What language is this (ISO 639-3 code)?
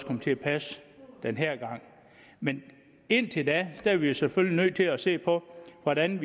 dan